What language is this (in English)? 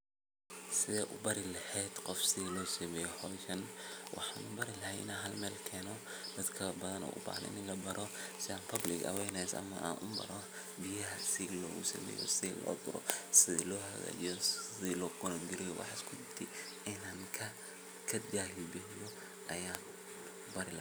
Somali